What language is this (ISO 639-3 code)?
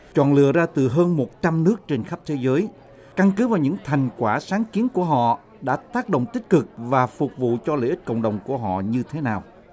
vie